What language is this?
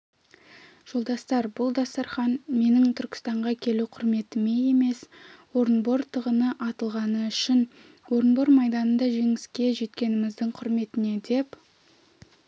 Kazakh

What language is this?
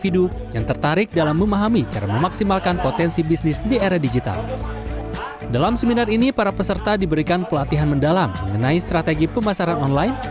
Indonesian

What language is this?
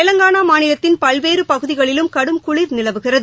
Tamil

